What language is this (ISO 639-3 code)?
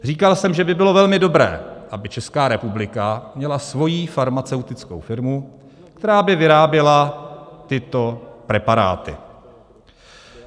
ces